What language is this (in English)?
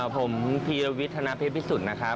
Thai